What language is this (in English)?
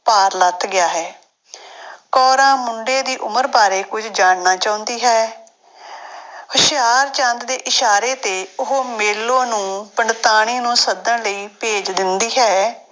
Punjabi